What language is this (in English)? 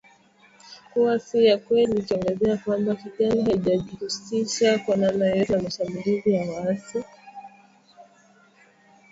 Swahili